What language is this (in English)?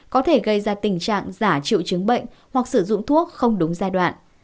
Vietnamese